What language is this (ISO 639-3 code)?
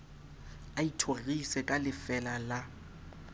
sot